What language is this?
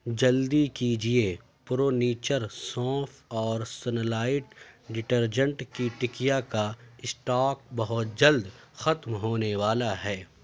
Urdu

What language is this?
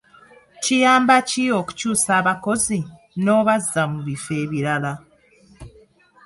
Ganda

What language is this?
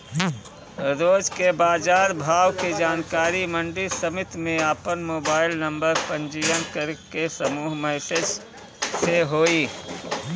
Bhojpuri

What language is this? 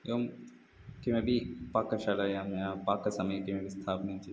Sanskrit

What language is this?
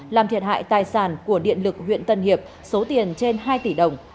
Vietnamese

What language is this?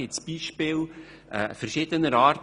Swiss German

